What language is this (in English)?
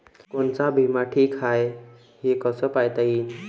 Marathi